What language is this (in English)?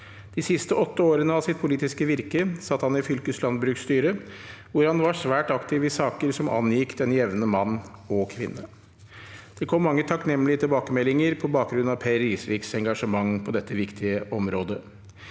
Norwegian